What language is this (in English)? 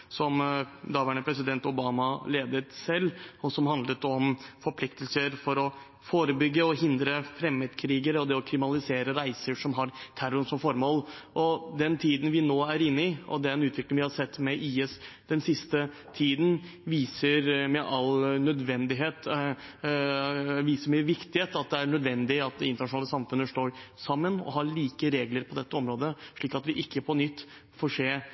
Norwegian Bokmål